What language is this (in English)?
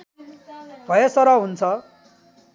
Nepali